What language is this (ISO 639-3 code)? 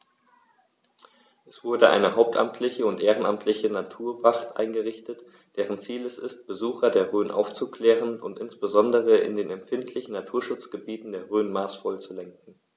deu